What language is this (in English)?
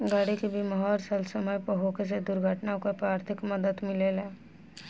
Bhojpuri